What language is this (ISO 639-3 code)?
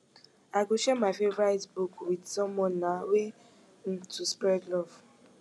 pcm